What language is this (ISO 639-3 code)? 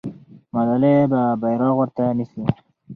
pus